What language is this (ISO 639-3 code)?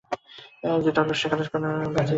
ben